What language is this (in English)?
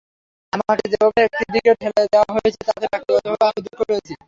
Bangla